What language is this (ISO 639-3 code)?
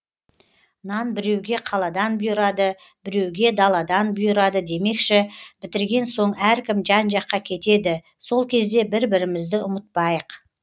kaz